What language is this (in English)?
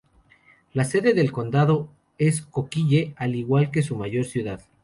Spanish